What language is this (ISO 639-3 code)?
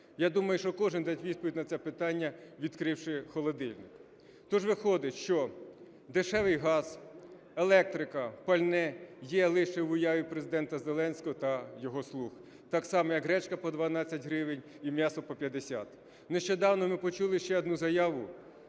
ukr